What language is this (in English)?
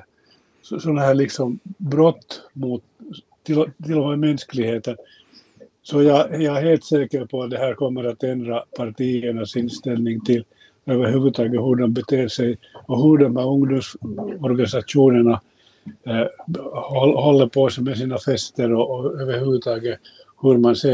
Swedish